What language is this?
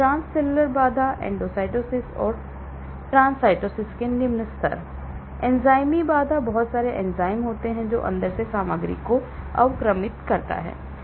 Hindi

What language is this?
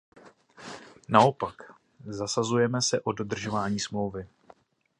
Czech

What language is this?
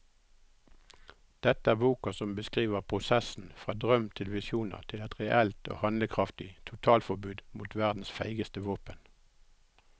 Norwegian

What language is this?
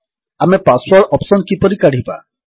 Odia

